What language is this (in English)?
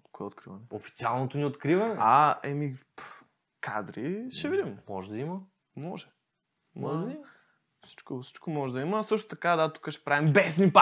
Bulgarian